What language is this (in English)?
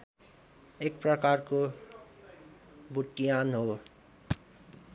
Nepali